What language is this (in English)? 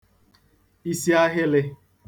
Igbo